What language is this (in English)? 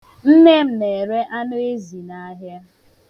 Igbo